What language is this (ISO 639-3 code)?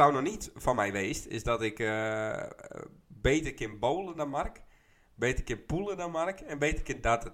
nld